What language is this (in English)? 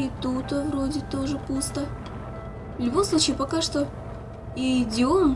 Russian